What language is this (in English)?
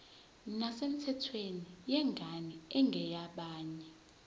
Zulu